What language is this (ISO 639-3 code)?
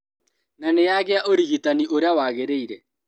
kik